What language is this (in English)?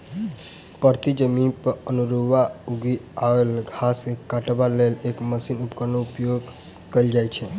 Maithili